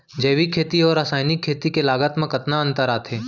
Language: Chhattisgarhi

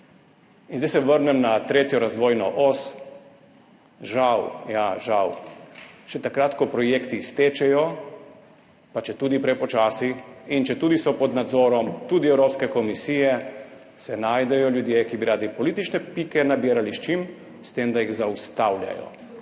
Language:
Slovenian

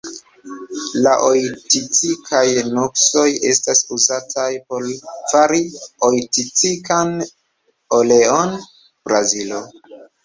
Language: Esperanto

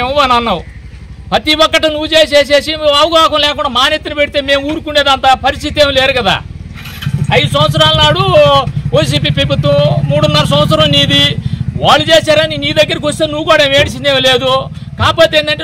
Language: Telugu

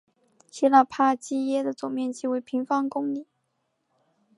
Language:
Chinese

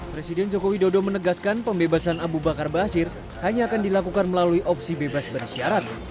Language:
Indonesian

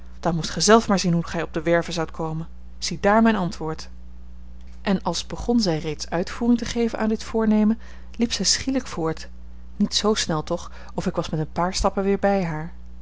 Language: Dutch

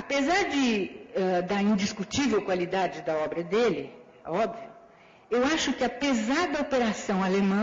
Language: Portuguese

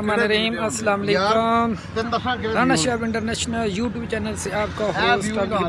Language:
Urdu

